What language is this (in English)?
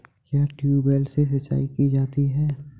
Hindi